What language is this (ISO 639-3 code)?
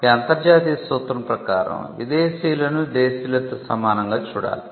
tel